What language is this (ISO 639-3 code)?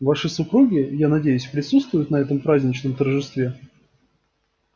rus